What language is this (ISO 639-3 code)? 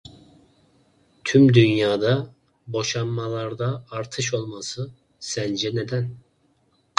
tur